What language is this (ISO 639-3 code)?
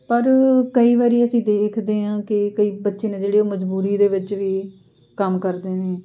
pan